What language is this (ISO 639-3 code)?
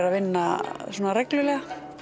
isl